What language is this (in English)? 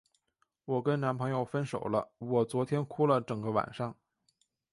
Chinese